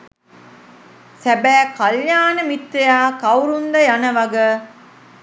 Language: Sinhala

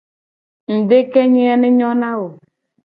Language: Gen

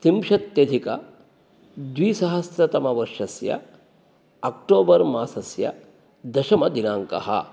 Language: Sanskrit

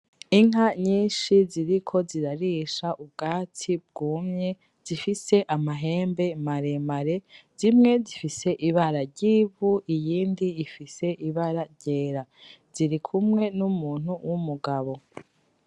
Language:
Rundi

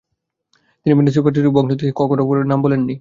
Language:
Bangla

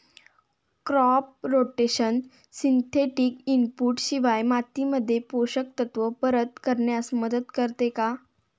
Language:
Marathi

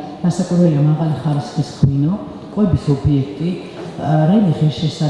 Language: German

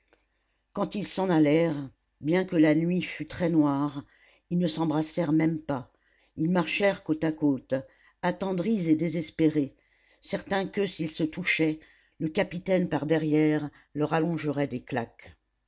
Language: French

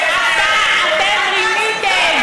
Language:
Hebrew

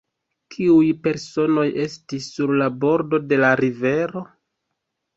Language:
Esperanto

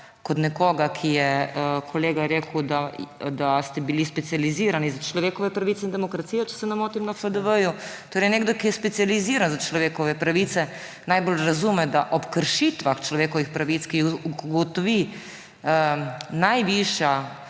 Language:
Slovenian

